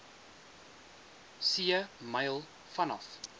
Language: Afrikaans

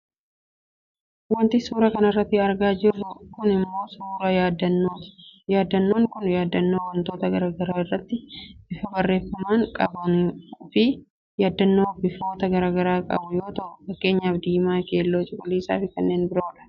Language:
Oromo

